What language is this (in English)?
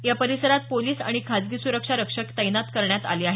Marathi